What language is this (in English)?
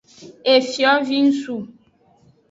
Aja (Benin)